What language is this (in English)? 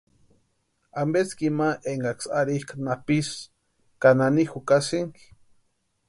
Western Highland Purepecha